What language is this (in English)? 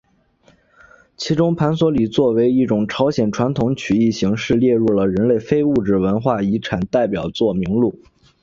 Chinese